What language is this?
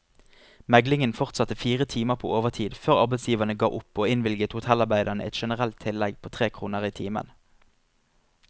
Norwegian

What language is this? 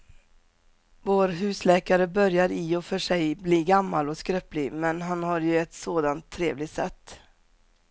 Swedish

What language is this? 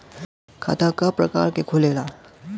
Bhojpuri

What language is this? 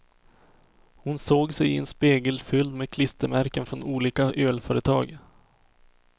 Swedish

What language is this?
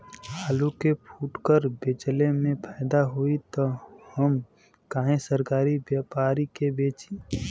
Bhojpuri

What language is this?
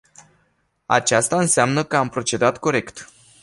Romanian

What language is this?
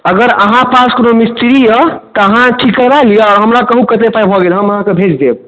Maithili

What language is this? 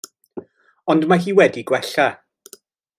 Welsh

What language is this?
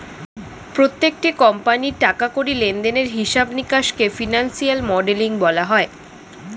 Bangla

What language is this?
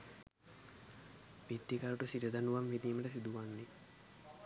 Sinhala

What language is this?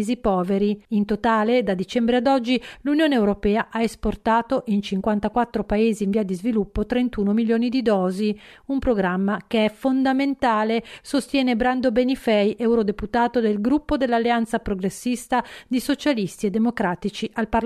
Italian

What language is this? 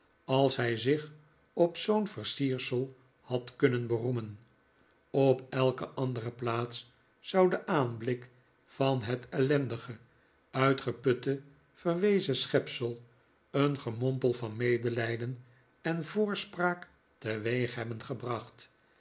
Dutch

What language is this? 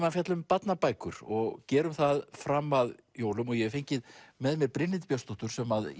Icelandic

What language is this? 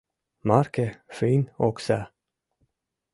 Mari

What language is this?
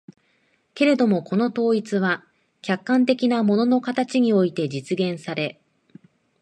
Japanese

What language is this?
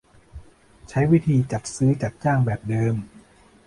Thai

